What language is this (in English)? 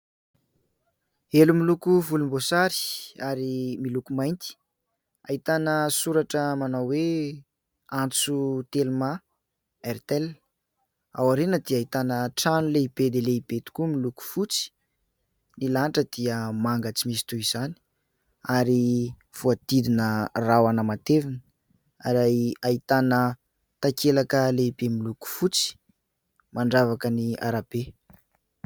Malagasy